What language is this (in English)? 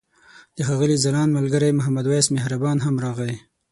Pashto